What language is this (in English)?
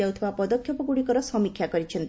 Odia